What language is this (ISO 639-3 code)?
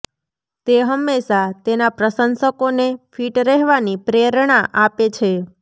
guj